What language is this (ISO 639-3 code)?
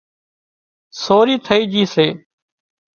kxp